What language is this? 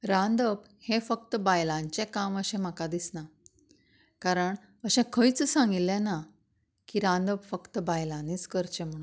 Konkani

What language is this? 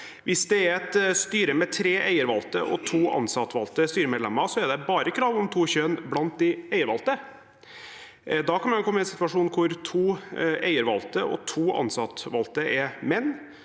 Norwegian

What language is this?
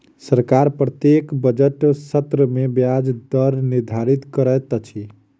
Maithili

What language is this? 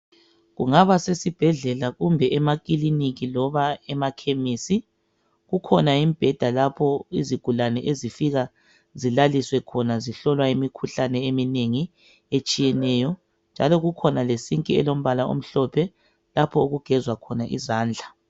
North Ndebele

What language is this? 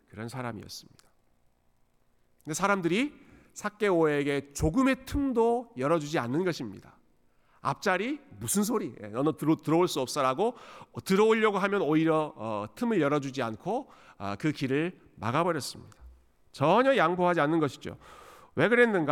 Korean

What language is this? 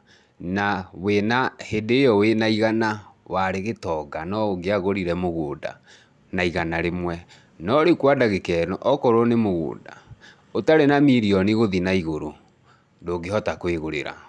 Kikuyu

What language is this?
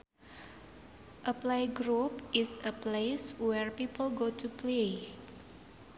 Sundanese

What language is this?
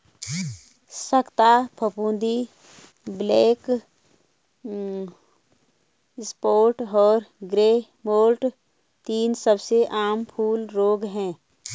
Hindi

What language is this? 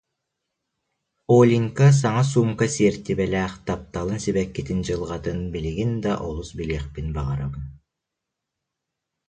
Yakut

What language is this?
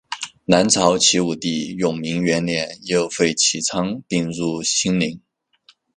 Chinese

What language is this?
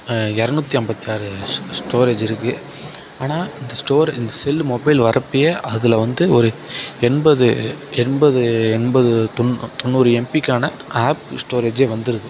Tamil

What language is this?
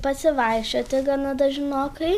Lithuanian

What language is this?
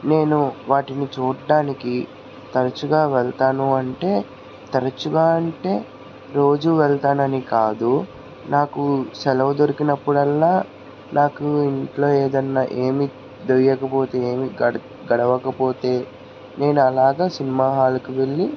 Telugu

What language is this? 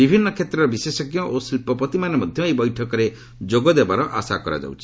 Odia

